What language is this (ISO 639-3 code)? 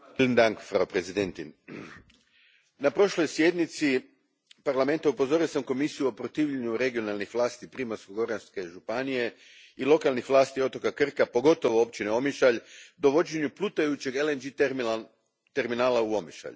hrv